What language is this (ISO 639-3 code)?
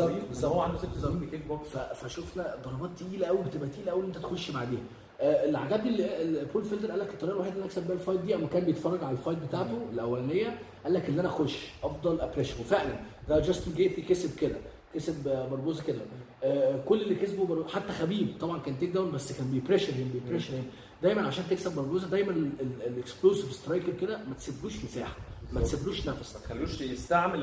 ara